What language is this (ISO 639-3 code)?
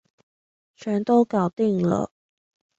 zho